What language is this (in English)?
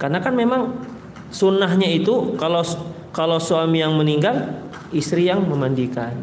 Indonesian